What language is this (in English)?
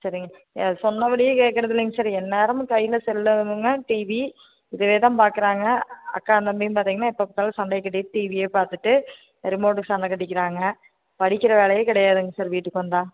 Tamil